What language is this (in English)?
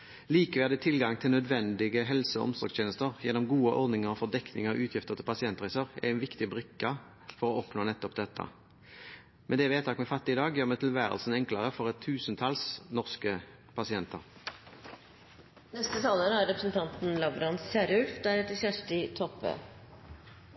Norwegian Bokmål